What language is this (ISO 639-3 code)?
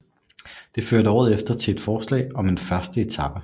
dan